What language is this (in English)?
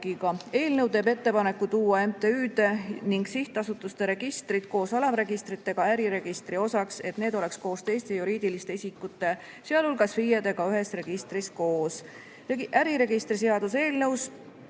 Estonian